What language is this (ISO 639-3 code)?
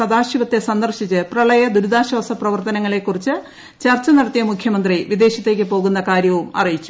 mal